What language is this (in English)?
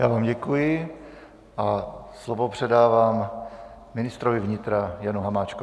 Czech